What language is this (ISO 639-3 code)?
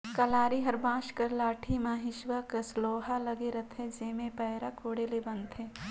hne